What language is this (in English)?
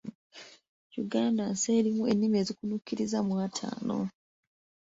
Ganda